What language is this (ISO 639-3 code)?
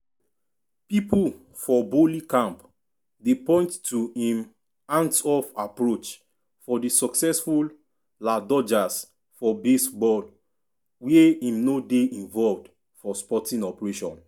pcm